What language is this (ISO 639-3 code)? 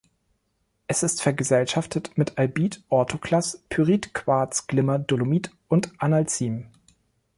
deu